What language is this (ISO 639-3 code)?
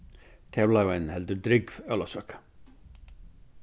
fao